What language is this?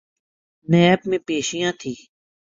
Urdu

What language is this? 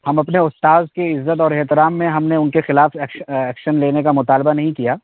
Urdu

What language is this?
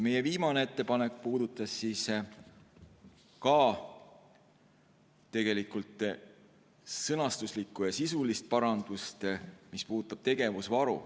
Estonian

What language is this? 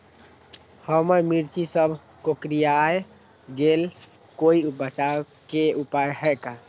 Magahi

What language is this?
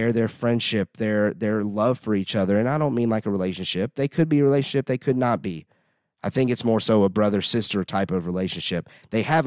English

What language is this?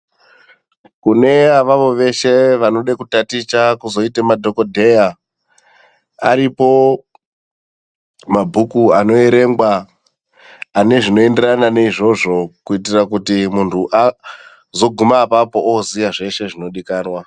Ndau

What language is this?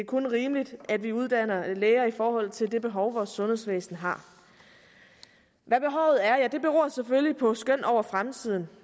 Danish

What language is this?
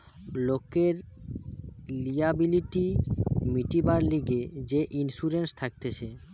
Bangla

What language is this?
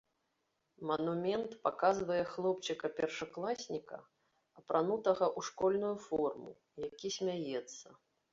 Belarusian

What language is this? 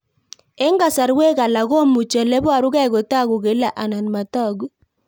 Kalenjin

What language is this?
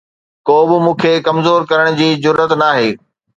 Sindhi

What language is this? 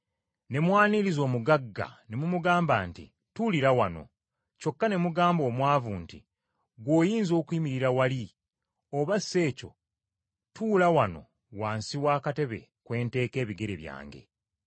Ganda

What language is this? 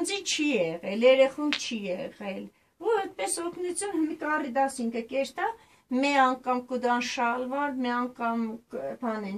Romanian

